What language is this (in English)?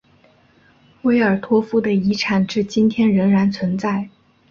Chinese